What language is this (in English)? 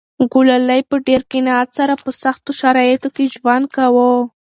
Pashto